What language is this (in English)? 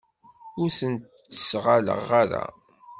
Kabyle